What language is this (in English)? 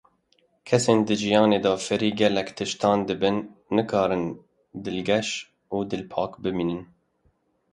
Kurdish